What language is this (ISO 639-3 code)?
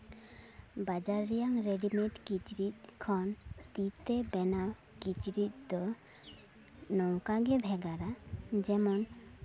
sat